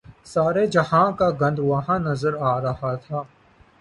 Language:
Urdu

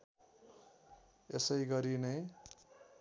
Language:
Nepali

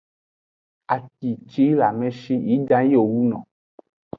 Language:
Aja (Benin)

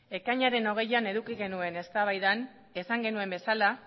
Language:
Basque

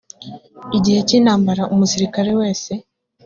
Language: Kinyarwanda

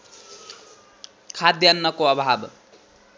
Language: Nepali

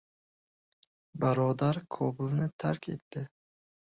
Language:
Uzbek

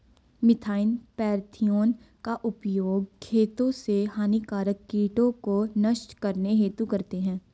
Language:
Hindi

